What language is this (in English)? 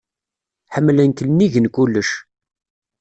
Kabyle